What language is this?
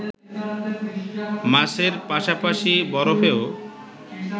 Bangla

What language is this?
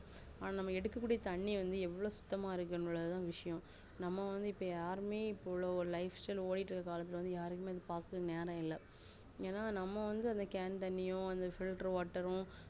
Tamil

